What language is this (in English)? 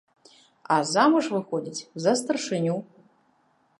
Belarusian